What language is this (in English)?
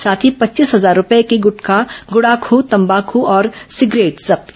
Hindi